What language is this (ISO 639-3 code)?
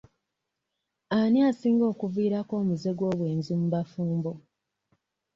lug